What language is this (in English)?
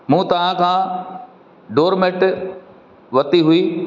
Sindhi